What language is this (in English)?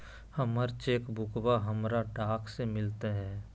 Magahi